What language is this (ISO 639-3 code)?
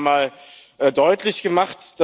deu